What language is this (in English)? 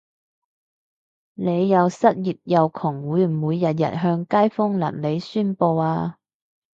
Cantonese